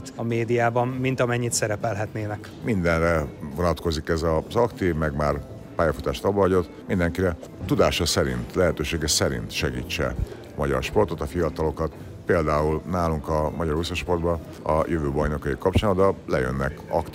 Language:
Hungarian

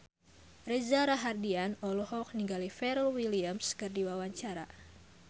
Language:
Sundanese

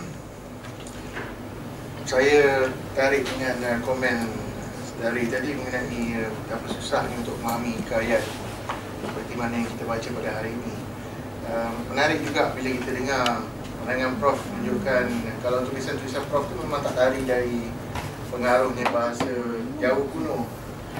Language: Malay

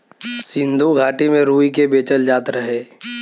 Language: Bhojpuri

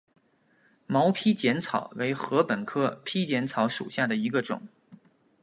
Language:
Chinese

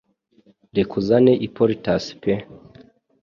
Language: Kinyarwanda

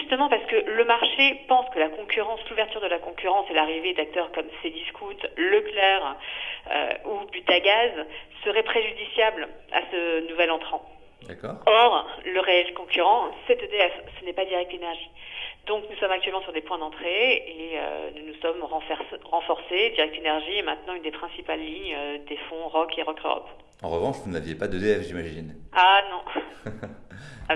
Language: French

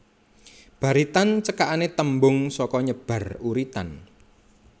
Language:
Javanese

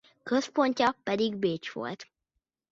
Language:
Hungarian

